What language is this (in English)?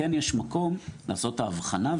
Hebrew